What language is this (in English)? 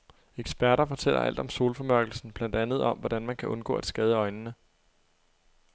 Danish